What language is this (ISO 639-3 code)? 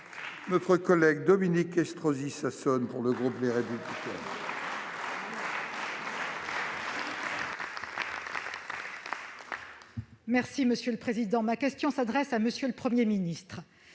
fra